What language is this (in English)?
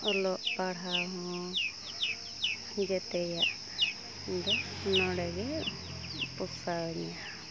Santali